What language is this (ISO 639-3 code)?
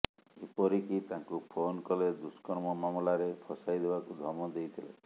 ori